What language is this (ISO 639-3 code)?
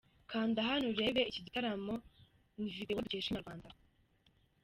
kin